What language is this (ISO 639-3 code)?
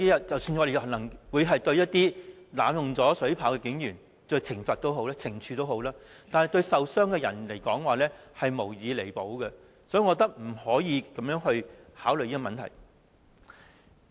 yue